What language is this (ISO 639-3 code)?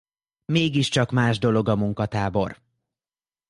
hun